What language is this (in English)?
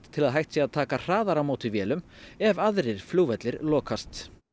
Icelandic